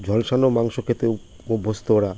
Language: Bangla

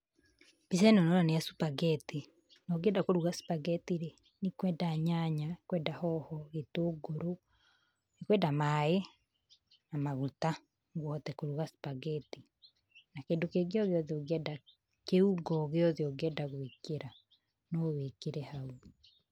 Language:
Kikuyu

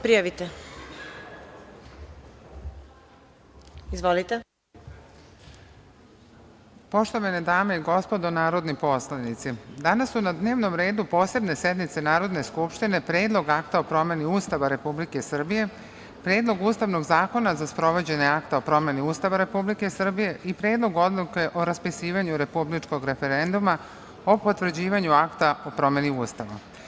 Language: Serbian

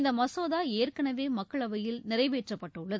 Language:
Tamil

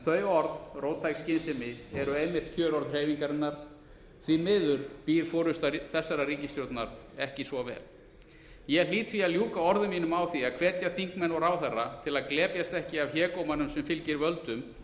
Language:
Icelandic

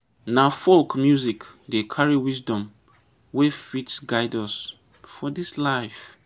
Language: Nigerian Pidgin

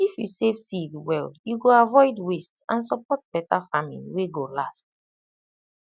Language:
Nigerian Pidgin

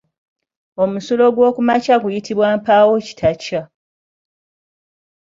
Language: Ganda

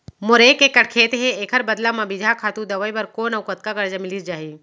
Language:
Chhattisgarhi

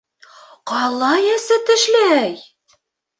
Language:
Bashkir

